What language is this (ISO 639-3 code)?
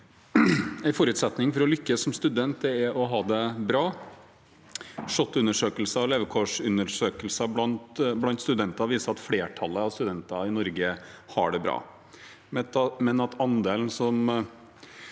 nor